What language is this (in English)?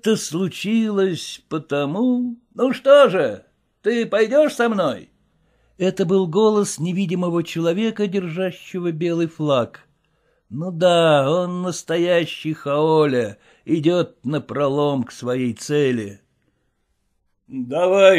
Russian